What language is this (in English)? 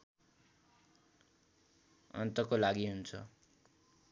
Nepali